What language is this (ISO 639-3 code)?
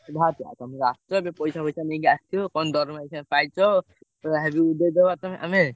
ori